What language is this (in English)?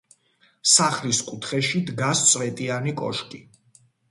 Georgian